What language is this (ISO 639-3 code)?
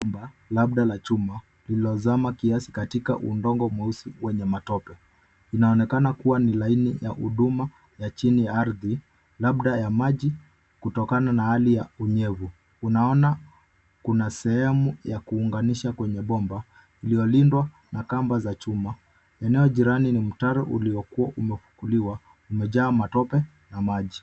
swa